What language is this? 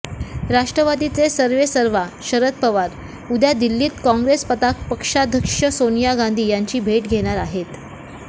Marathi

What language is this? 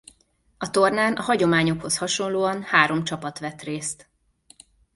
Hungarian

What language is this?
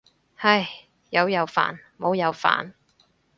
Cantonese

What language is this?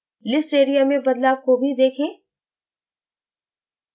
Hindi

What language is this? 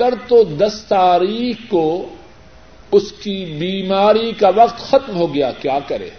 Urdu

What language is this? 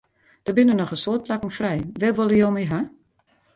Western Frisian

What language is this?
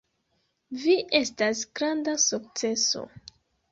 Esperanto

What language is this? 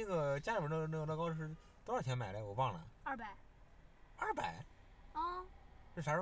Chinese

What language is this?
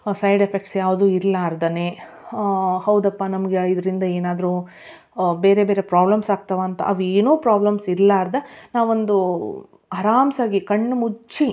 Kannada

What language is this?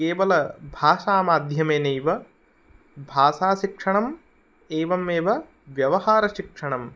Sanskrit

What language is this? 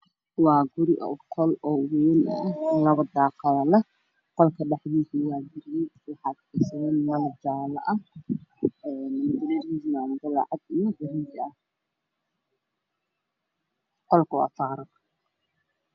Somali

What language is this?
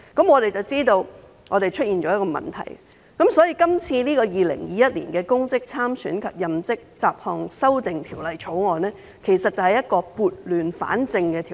Cantonese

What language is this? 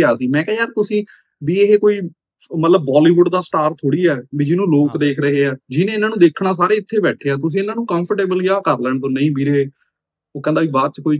Punjabi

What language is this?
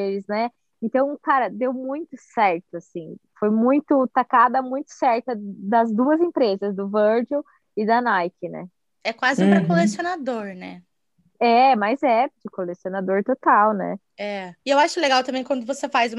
Portuguese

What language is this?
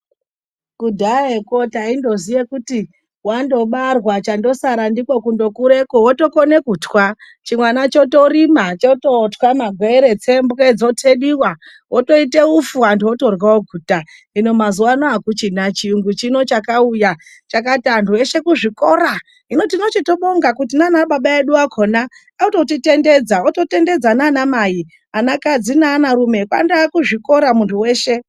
Ndau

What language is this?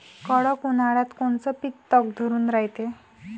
Marathi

